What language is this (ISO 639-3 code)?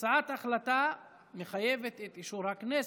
heb